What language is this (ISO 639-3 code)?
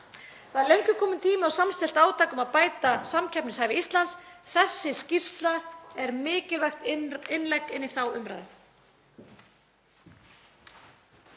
isl